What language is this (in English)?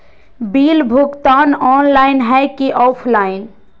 Magahi